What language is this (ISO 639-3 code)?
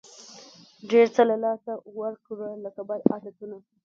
pus